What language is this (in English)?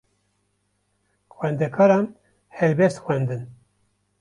Kurdish